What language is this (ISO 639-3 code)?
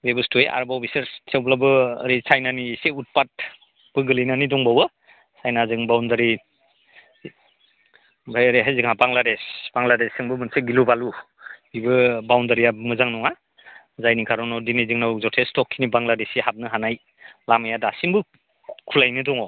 brx